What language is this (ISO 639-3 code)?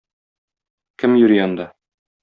tat